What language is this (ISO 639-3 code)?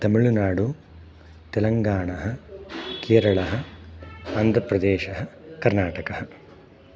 san